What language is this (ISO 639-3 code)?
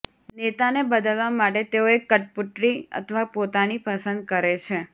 guj